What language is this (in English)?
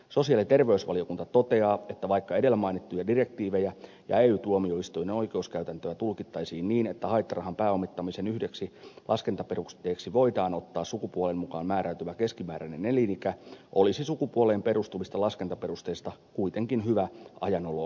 Finnish